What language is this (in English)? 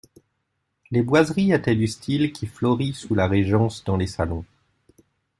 French